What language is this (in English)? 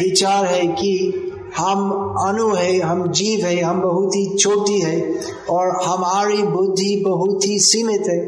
Hindi